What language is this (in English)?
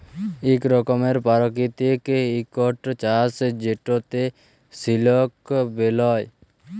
Bangla